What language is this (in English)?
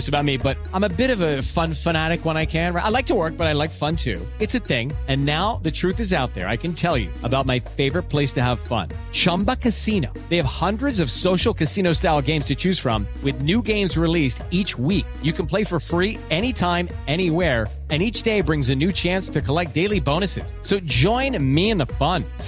English